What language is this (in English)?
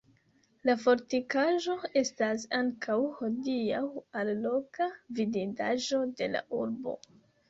Esperanto